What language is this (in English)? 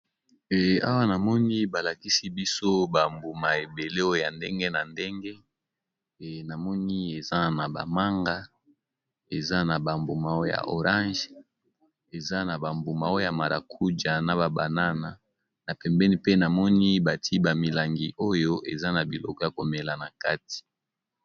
Lingala